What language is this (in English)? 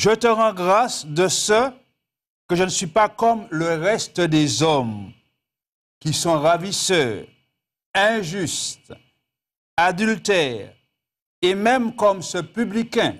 French